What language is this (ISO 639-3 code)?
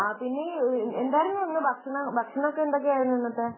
mal